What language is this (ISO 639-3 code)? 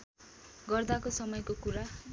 nep